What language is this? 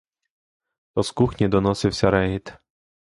Ukrainian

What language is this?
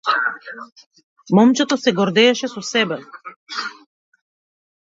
Macedonian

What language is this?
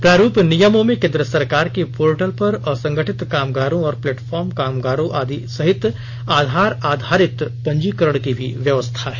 Hindi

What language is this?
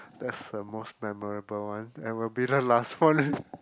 English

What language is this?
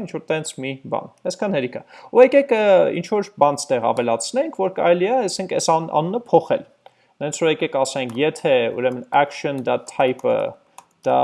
Dutch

